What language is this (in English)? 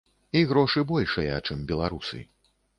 Belarusian